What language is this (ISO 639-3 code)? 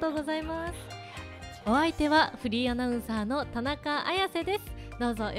jpn